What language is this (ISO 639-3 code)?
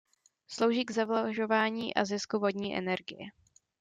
ces